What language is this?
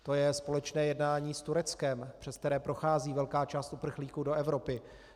Czech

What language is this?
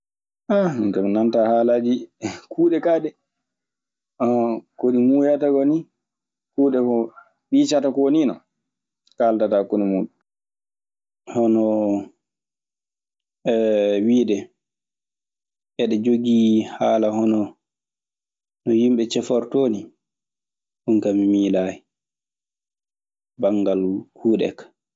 Maasina Fulfulde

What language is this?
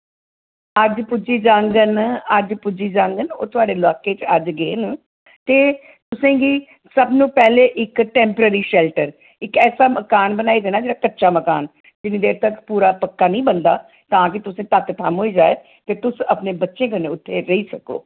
Dogri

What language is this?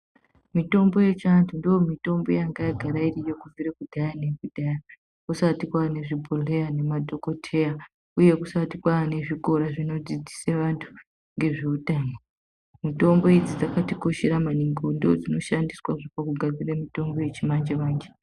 Ndau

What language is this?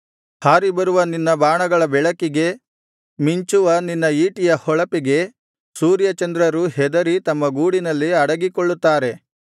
Kannada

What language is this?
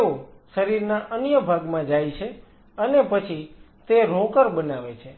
Gujarati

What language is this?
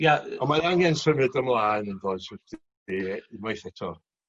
Welsh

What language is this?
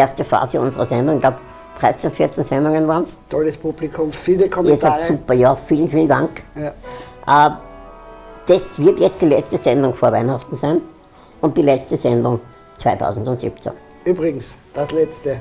German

